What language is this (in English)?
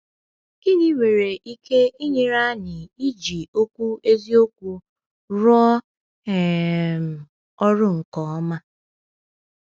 Igbo